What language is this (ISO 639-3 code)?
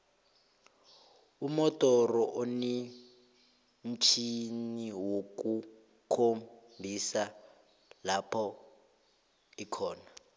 nbl